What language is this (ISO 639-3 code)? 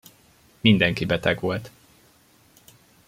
hun